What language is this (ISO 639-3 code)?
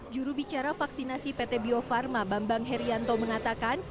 ind